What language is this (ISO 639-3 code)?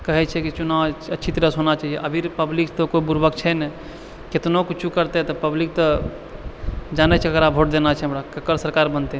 mai